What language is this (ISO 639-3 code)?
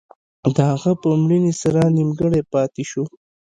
pus